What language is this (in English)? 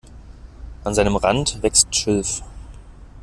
German